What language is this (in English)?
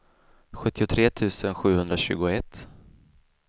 Swedish